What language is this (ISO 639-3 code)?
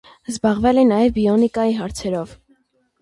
hye